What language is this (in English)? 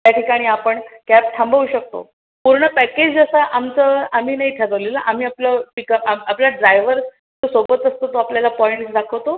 Marathi